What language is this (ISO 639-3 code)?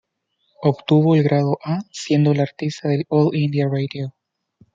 spa